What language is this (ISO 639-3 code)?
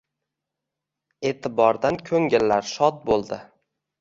uzb